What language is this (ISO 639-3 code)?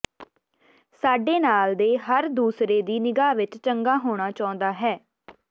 pan